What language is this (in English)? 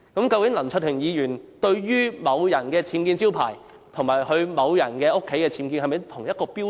Cantonese